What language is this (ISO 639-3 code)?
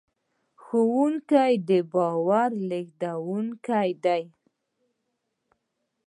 pus